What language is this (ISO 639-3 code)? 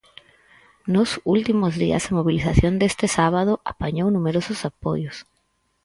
glg